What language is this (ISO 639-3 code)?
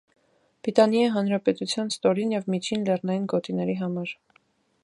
hye